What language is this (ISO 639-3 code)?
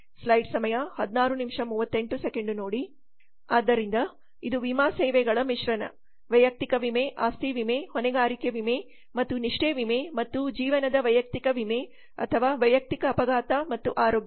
kan